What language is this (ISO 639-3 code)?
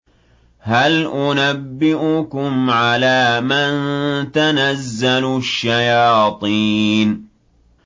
ara